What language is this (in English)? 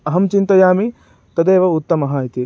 Sanskrit